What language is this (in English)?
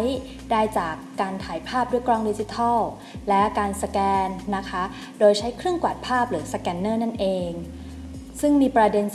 Thai